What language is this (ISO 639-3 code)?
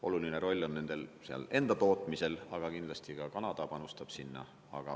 est